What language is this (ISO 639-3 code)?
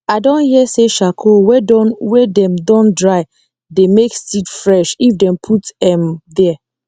pcm